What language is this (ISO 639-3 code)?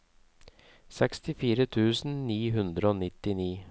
nor